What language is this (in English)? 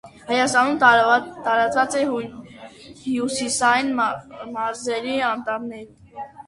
Armenian